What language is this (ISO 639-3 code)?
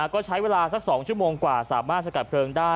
tha